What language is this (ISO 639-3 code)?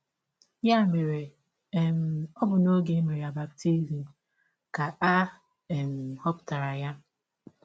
ibo